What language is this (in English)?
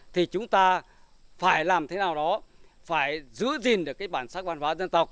Vietnamese